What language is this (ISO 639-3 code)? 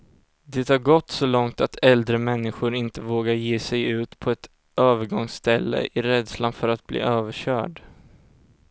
swe